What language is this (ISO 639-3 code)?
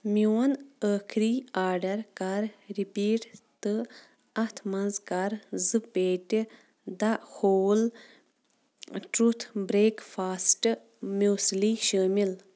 kas